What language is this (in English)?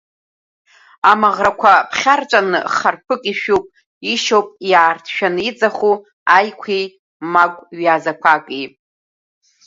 Abkhazian